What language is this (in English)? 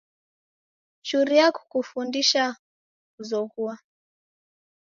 Taita